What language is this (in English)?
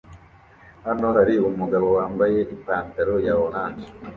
Kinyarwanda